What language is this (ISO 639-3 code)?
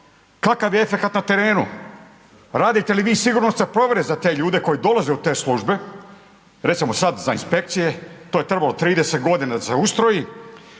hrv